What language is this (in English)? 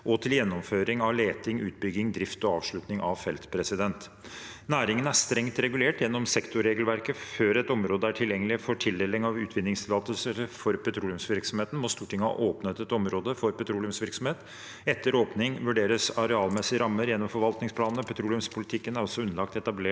Norwegian